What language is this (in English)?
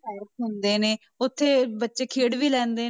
Punjabi